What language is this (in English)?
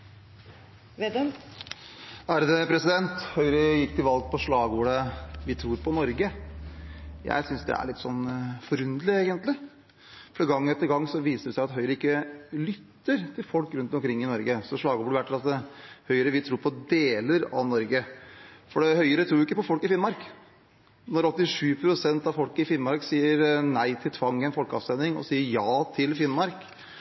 Norwegian Bokmål